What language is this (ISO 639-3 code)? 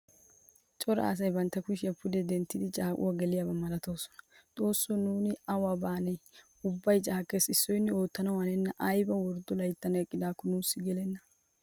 wal